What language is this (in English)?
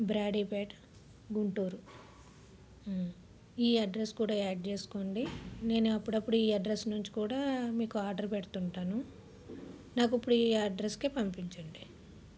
Telugu